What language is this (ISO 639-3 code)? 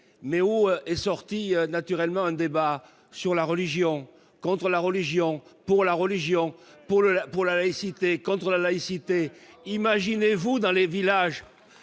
fra